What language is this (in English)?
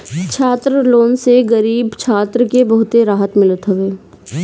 Bhojpuri